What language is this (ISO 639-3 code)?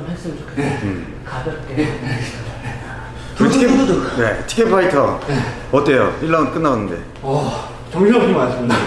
kor